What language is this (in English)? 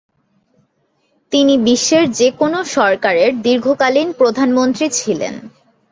Bangla